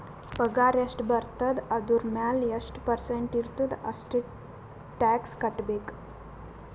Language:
Kannada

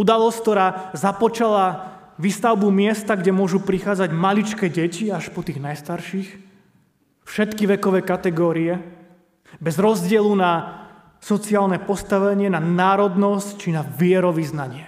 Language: Slovak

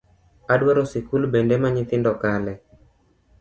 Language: Luo (Kenya and Tanzania)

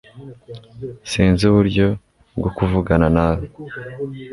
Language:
Kinyarwanda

